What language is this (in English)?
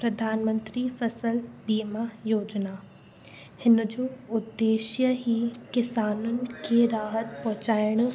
Sindhi